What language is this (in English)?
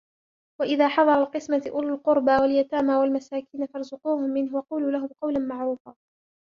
Arabic